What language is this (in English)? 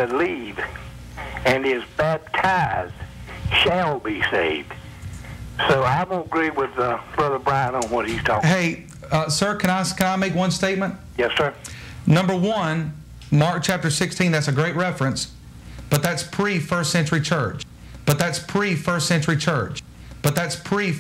English